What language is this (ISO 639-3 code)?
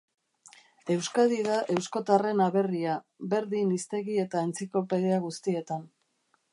eus